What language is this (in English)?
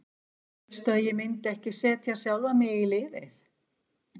Icelandic